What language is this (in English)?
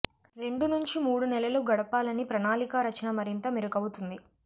Telugu